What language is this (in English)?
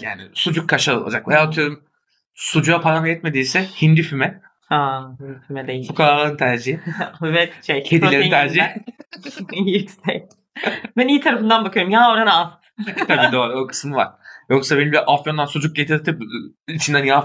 Turkish